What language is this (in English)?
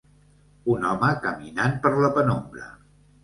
Catalan